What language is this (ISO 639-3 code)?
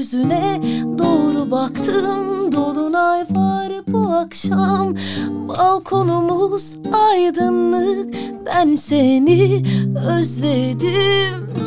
tur